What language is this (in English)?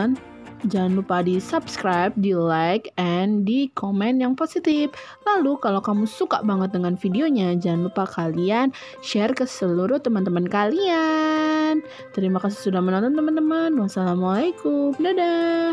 Indonesian